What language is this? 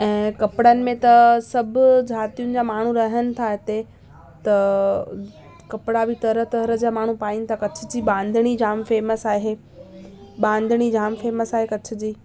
Sindhi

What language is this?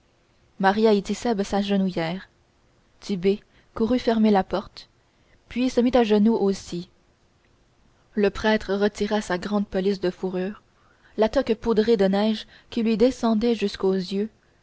French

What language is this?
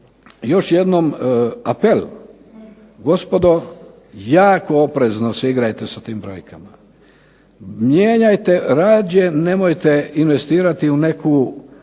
Croatian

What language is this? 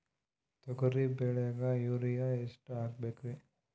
Kannada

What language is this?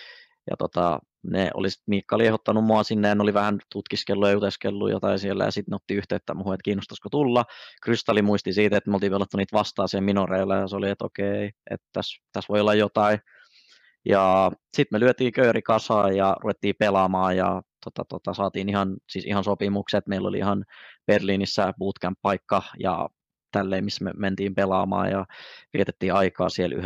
Finnish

